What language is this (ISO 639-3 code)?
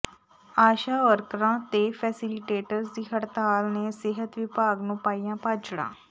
pan